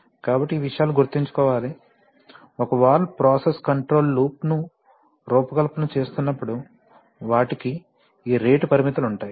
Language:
Telugu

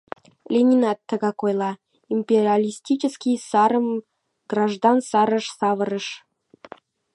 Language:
Mari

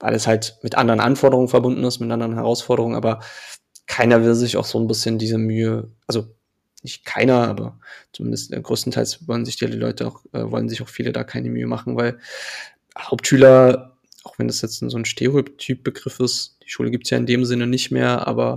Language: German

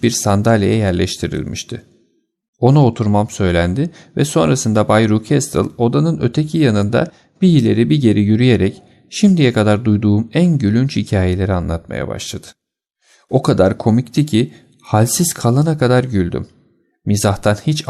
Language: Turkish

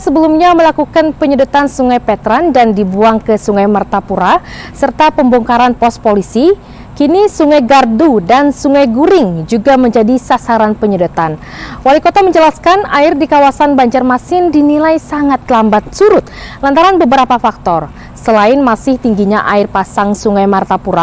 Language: Indonesian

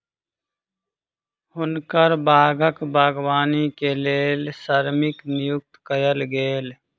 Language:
Maithili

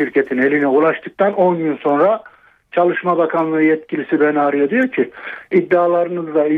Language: Turkish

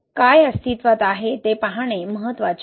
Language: Marathi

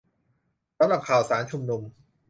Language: Thai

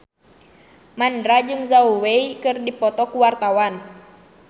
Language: Sundanese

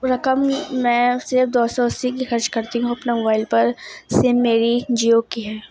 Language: Urdu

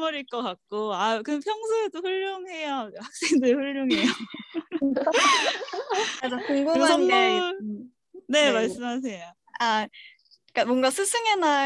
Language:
Korean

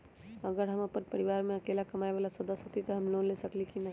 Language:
Magahi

